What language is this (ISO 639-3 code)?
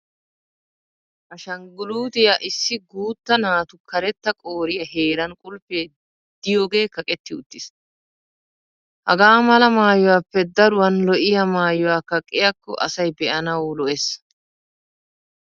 wal